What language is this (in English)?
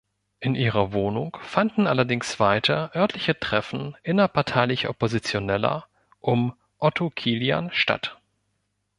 German